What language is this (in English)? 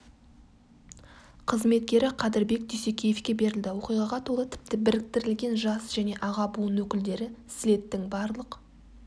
Kazakh